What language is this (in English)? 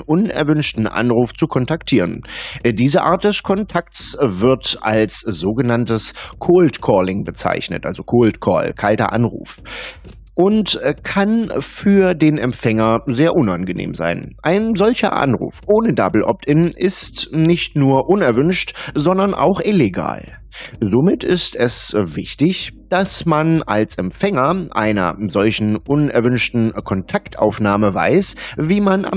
German